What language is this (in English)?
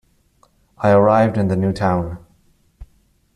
English